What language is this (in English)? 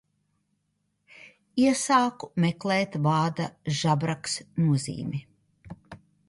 Latvian